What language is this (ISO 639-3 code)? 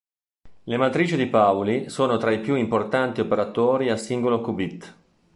ita